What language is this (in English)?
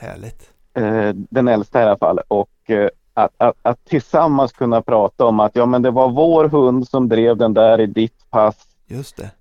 Swedish